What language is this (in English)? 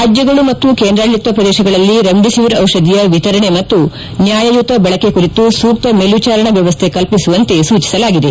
Kannada